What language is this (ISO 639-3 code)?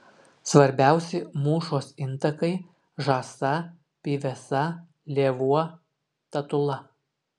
lit